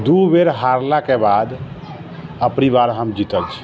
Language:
Maithili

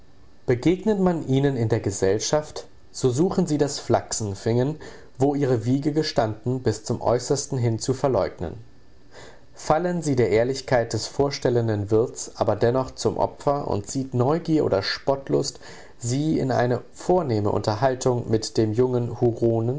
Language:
German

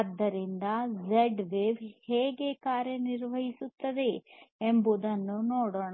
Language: Kannada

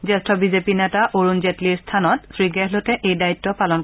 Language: Assamese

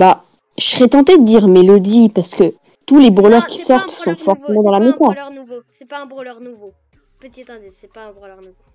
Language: French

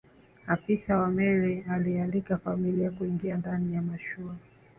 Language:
Swahili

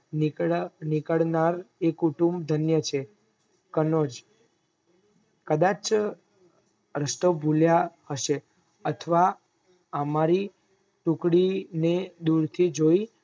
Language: Gujarati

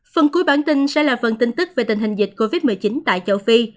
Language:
Vietnamese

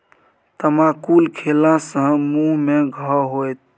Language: Maithili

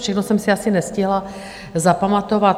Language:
Czech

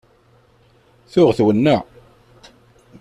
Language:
Kabyle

